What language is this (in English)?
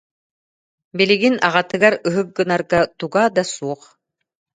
Yakut